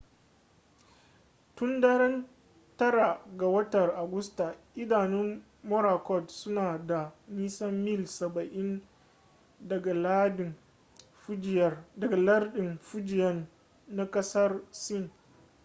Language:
Hausa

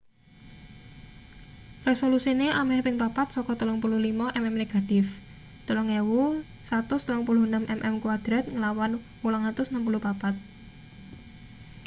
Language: Javanese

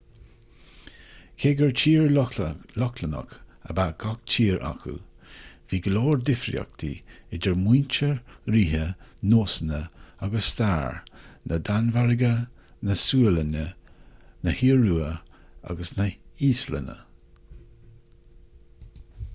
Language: Irish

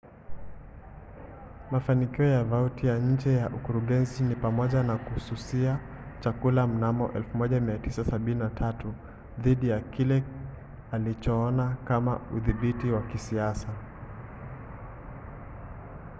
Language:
Swahili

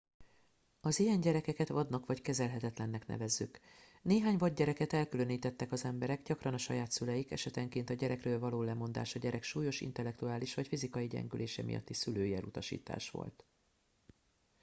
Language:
Hungarian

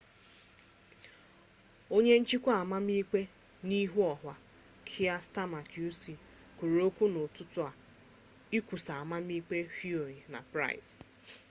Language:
Igbo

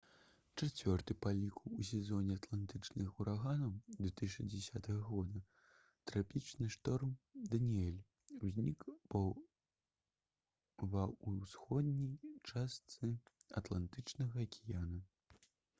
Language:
Belarusian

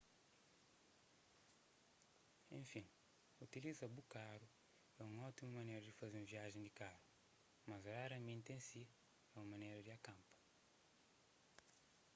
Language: Kabuverdianu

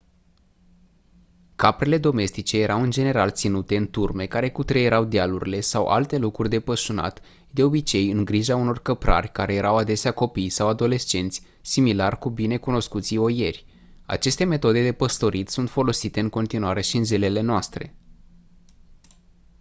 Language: Romanian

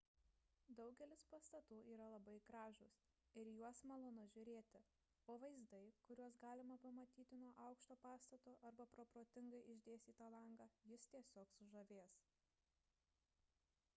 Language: Lithuanian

